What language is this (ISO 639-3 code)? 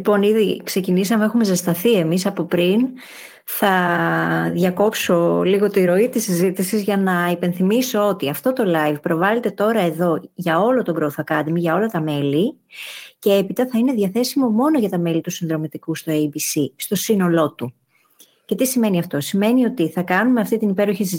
ell